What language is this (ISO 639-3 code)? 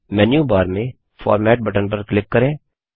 hin